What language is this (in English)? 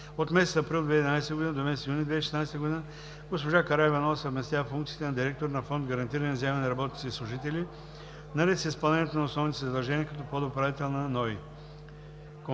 Bulgarian